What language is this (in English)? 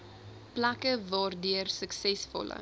Afrikaans